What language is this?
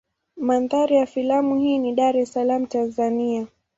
Swahili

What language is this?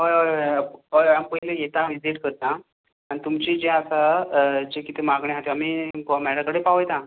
Konkani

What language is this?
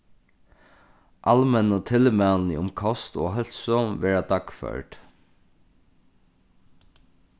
Faroese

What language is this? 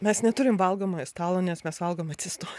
Lithuanian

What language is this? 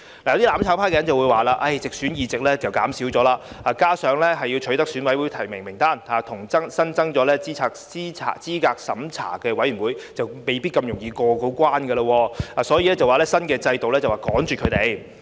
Cantonese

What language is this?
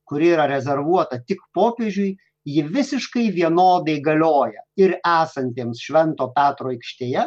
Lithuanian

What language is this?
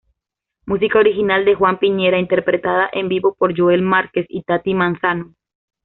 Spanish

